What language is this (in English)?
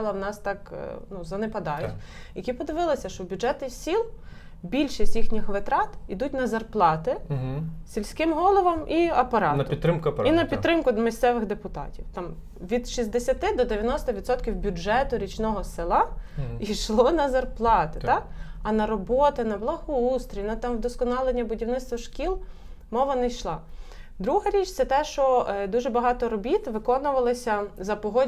Ukrainian